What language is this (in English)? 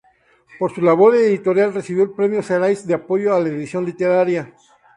Spanish